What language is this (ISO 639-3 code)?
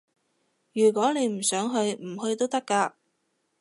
yue